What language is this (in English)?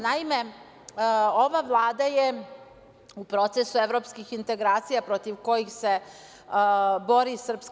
Serbian